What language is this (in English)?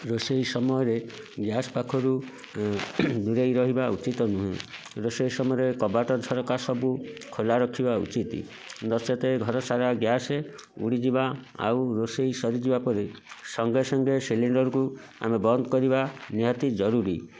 Odia